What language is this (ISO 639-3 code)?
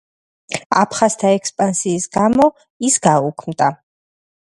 kat